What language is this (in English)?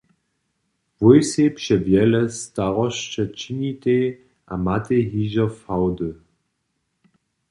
Upper Sorbian